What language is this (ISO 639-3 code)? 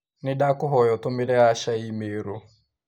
kik